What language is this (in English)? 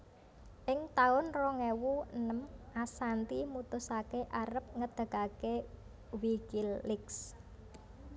Javanese